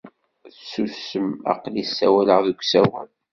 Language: Kabyle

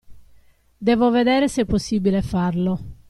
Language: Italian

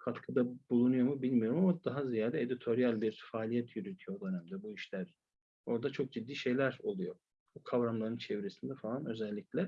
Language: Turkish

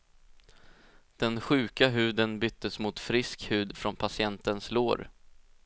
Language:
Swedish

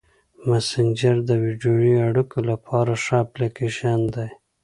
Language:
Pashto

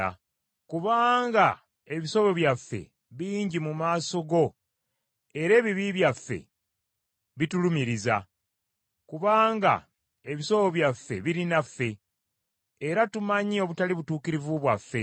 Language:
Ganda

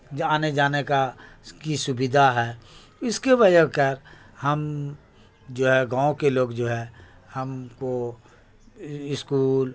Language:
Urdu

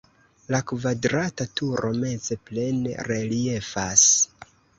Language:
Esperanto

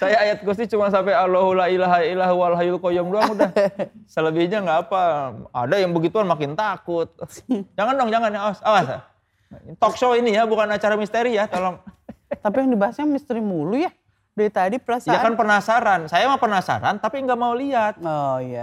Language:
Indonesian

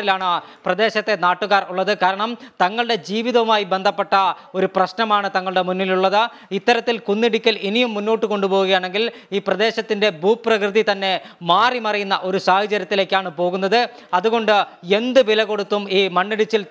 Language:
Malayalam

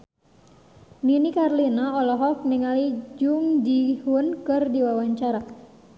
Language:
Sundanese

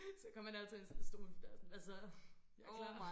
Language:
Danish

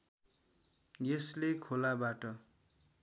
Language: Nepali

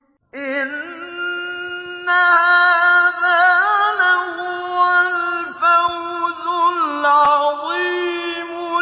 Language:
Arabic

